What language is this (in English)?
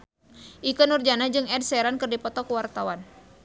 Sundanese